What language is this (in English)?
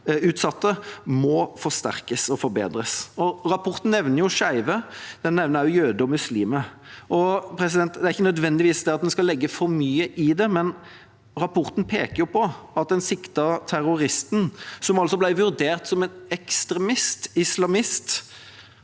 Norwegian